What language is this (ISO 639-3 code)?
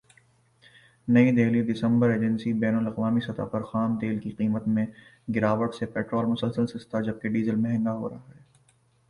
urd